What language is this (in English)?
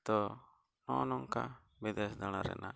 Santali